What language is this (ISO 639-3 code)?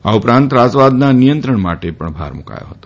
guj